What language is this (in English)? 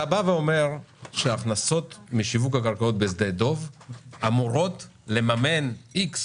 Hebrew